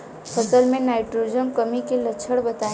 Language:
Bhojpuri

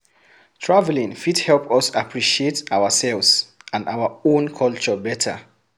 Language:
Nigerian Pidgin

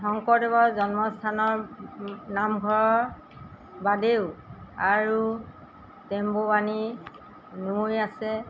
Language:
Assamese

